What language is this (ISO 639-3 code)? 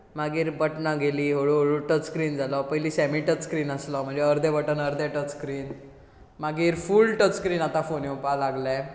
kok